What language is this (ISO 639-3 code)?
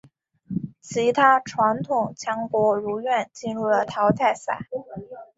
zho